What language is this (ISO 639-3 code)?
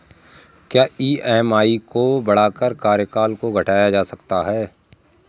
hin